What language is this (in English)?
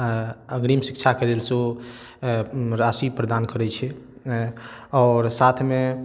Maithili